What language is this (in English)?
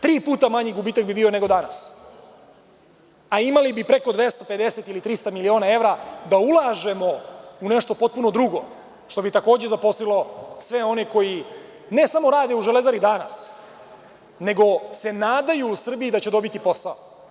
Serbian